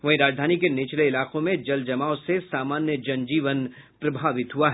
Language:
Hindi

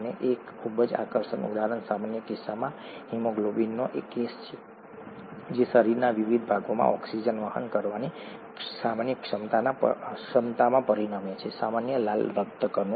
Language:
Gujarati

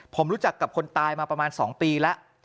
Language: Thai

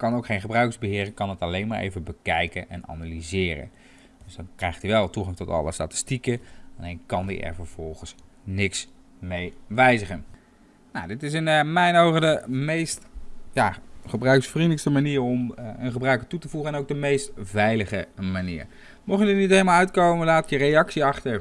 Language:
Dutch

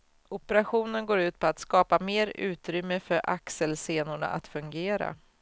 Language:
Swedish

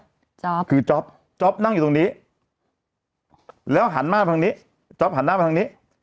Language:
Thai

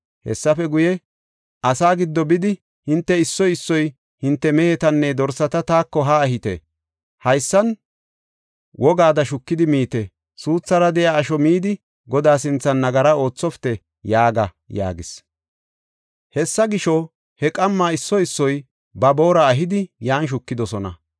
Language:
Gofa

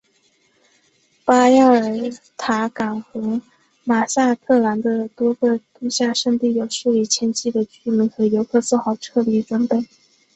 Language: Chinese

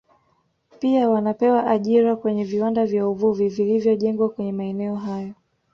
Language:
Swahili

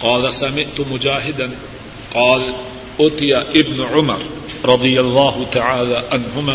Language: Urdu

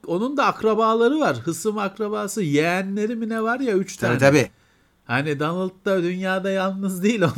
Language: Turkish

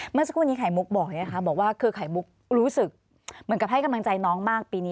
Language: Thai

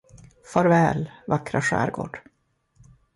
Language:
Swedish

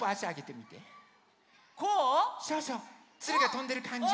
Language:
Japanese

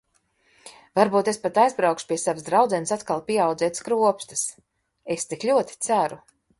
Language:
Latvian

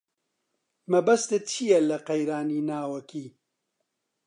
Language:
Central Kurdish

